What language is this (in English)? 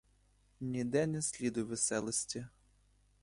Ukrainian